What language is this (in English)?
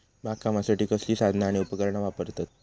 Marathi